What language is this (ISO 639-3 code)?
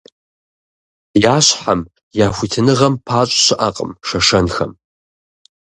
kbd